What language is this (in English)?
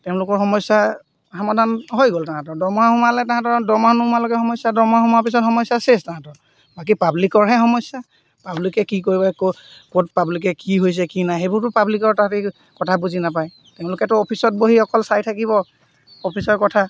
Assamese